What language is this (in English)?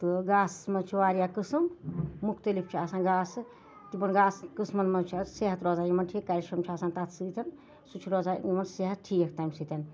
Kashmiri